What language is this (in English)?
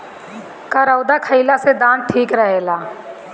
Bhojpuri